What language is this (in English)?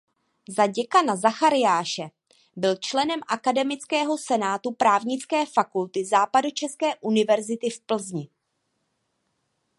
Czech